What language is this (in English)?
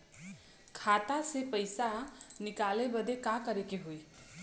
Bhojpuri